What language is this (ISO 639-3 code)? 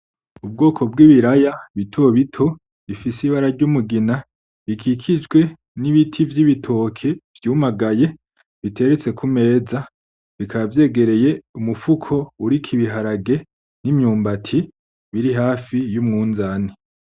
run